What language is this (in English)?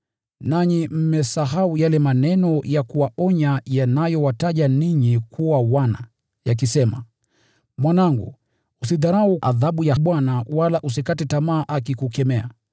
Swahili